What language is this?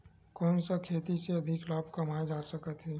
Chhattisgarhi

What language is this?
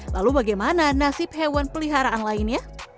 Indonesian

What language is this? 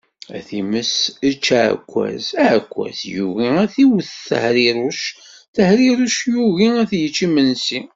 Kabyle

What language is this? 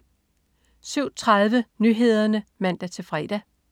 Danish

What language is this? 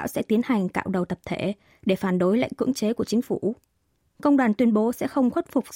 Vietnamese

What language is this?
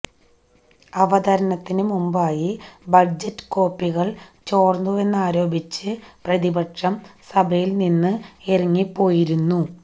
Malayalam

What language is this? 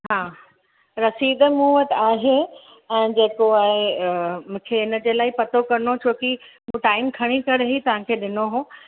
Sindhi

